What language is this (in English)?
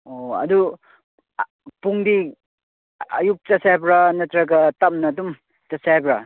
Manipuri